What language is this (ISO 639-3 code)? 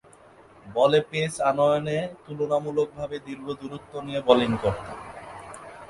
ben